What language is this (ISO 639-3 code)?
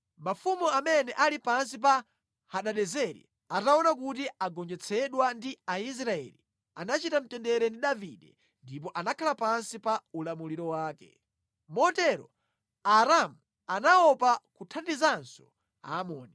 nya